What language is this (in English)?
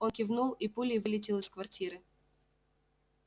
Russian